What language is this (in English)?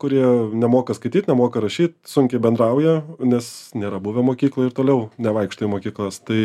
Lithuanian